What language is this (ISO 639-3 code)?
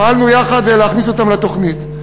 heb